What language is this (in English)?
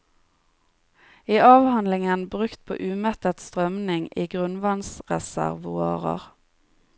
Norwegian